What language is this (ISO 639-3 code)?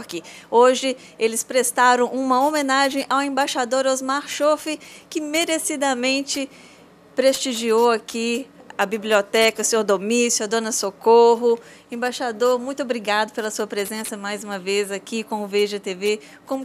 por